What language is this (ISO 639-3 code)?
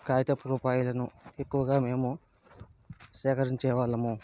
tel